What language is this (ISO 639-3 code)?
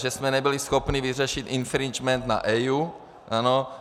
ces